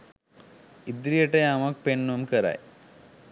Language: Sinhala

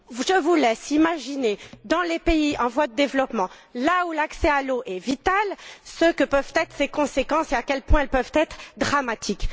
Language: French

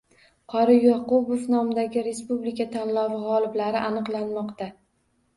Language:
Uzbek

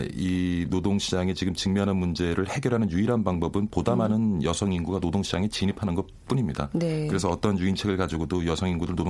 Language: Korean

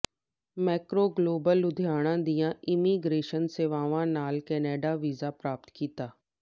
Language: Punjabi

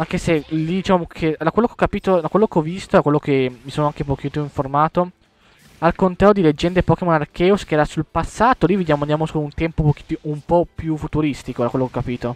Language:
Italian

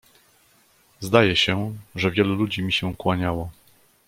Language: Polish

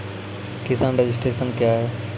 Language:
Maithili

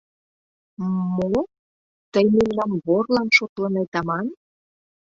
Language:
Mari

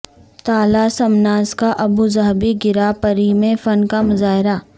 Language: Urdu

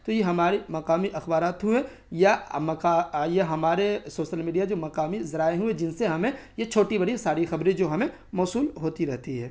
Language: Urdu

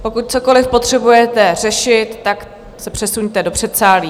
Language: Czech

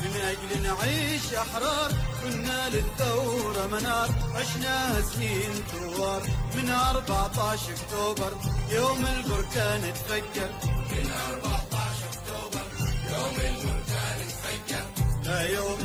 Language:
Arabic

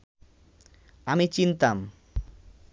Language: Bangla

